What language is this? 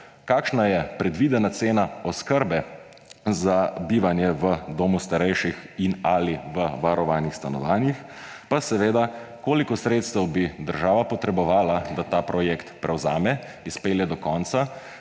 Slovenian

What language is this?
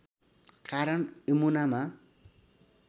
Nepali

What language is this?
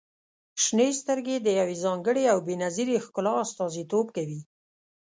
Pashto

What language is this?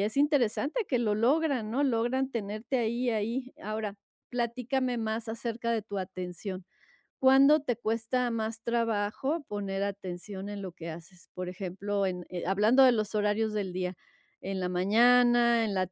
Spanish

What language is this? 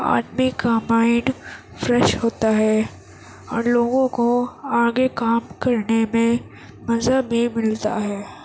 Urdu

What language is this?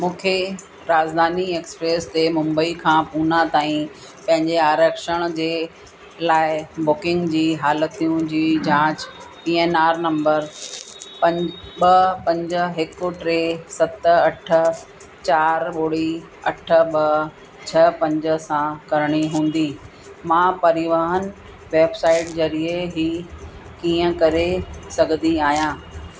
Sindhi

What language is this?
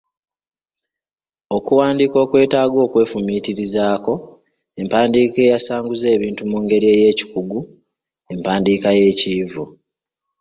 Ganda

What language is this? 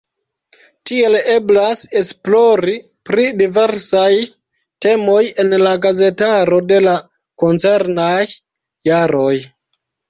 Esperanto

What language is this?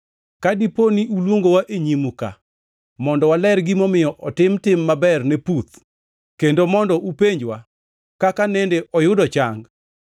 Luo (Kenya and Tanzania)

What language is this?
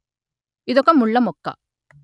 Telugu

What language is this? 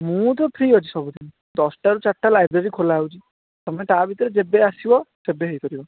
Odia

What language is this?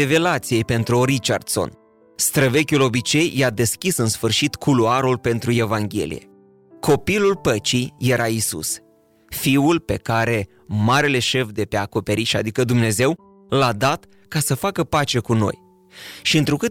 Romanian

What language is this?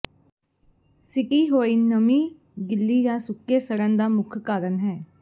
Punjabi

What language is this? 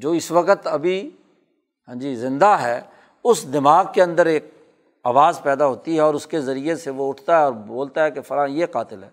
Urdu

